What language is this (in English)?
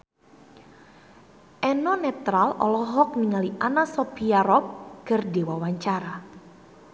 Sundanese